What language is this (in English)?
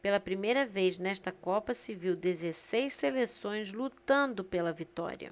Portuguese